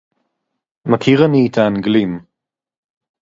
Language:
Hebrew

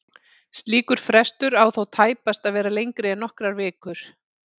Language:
Icelandic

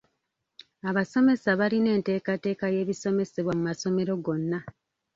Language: Ganda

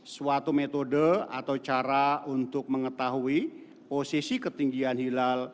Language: Indonesian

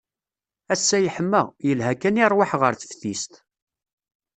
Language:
Kabyle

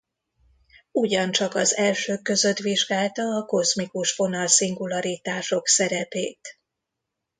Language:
Hungarian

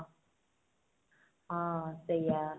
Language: Odia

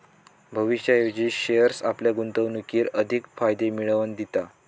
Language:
Marathi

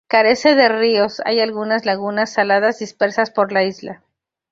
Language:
Spanish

